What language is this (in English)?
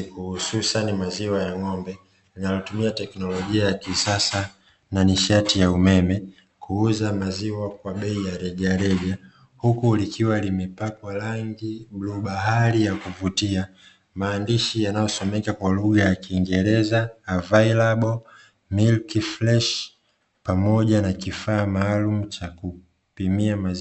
Swahili